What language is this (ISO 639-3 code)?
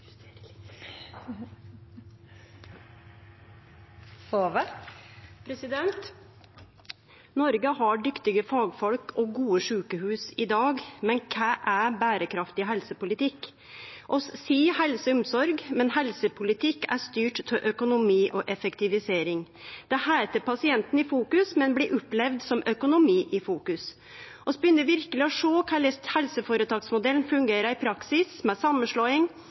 nno